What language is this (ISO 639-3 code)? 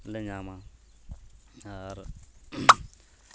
sat